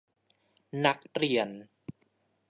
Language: Thai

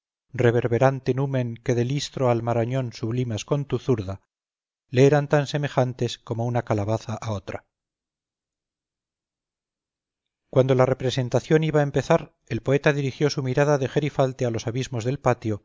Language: Spanish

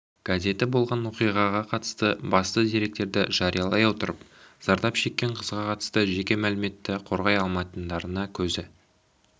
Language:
Kazakh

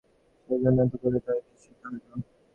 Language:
Bangla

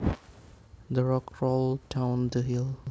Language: Javanese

